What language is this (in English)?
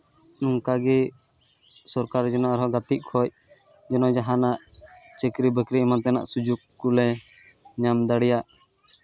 Santali